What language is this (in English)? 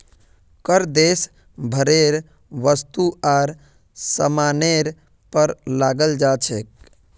Magahi